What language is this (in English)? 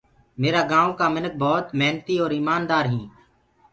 Gurgula